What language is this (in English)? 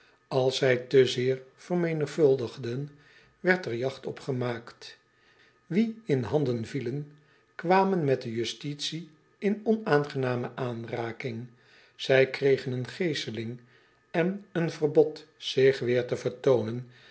Dutch